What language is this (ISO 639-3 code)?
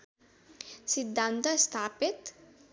nep